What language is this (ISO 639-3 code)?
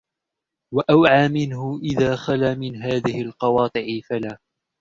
ara